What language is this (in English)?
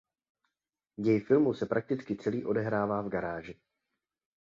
Czech